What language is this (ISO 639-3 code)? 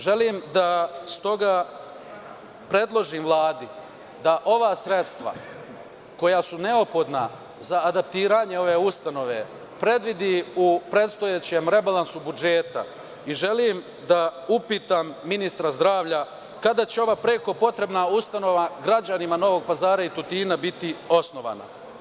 srp